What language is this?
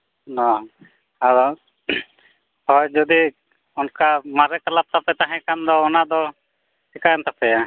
Santali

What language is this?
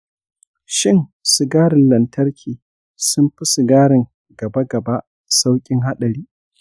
Hausa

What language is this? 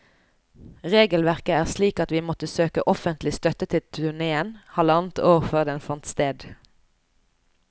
Norwegian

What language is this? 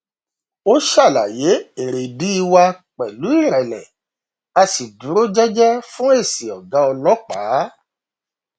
Yoruba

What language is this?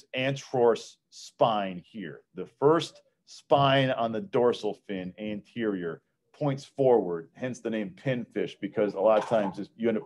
English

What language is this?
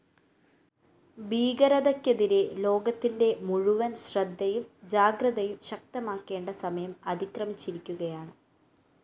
Malayalam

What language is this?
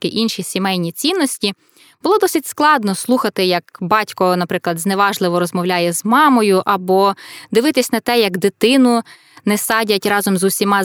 Ukrainian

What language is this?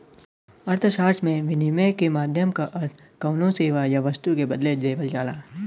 Bhojpuri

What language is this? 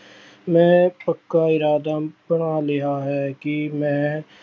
Punjabi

